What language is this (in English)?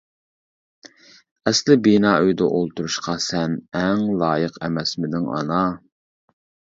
Uyghur